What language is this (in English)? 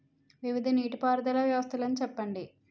Telugu